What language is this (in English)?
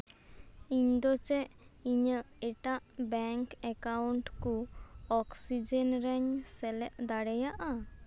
Santali